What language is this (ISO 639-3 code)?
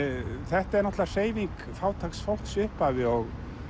isl